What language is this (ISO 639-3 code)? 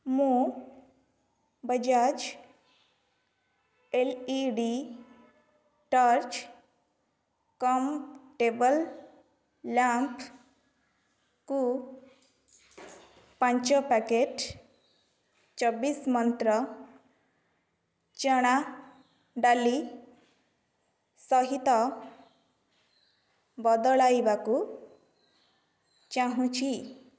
ori